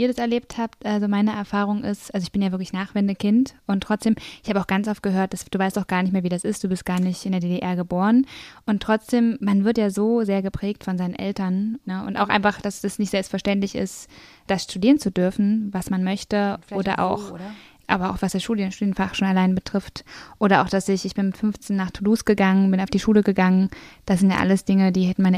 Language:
German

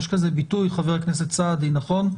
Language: Hebrew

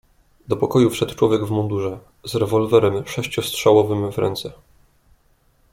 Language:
Polish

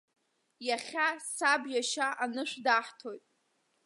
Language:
Abkhazian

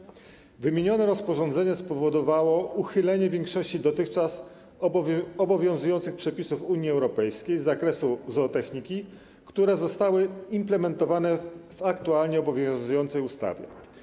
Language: Polish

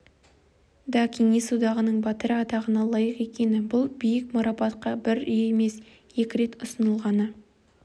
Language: Kazakh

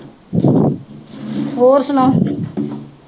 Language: Punjabi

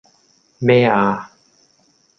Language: Cantonese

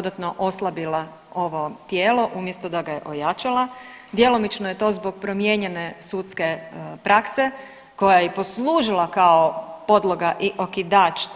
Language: Croatian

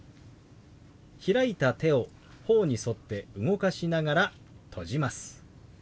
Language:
Japanese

